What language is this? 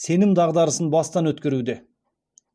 Kazakh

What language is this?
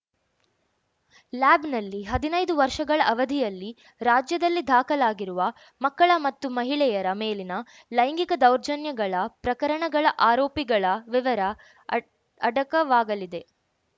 Kannada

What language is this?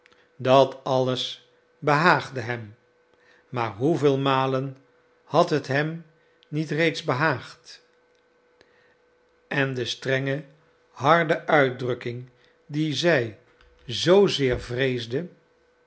Dutch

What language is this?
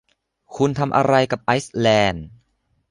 Thai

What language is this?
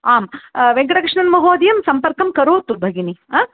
Sanskrit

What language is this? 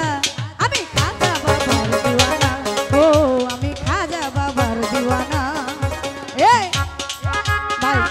Arabic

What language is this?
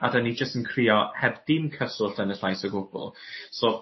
Welsh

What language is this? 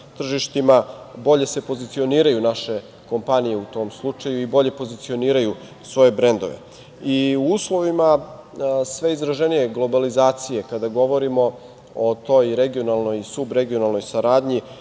Serbian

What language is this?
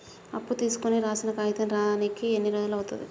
Telugu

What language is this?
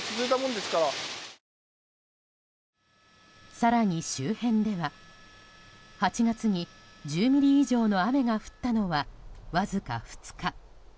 Japanese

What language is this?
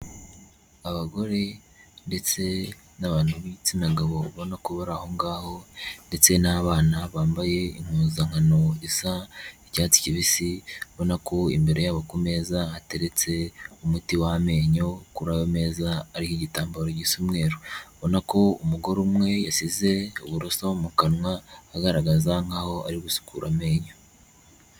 Kinyarwanda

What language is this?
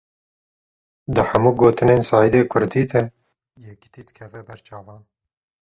Kurdish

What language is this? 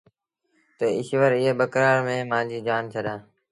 Sindhi Bhil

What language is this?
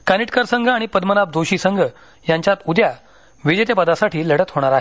Marathi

